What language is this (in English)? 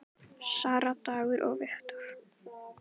Icelandic